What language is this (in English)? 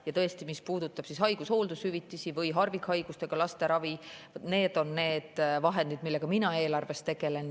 Estonian